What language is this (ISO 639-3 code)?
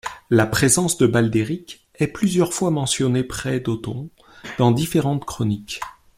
fra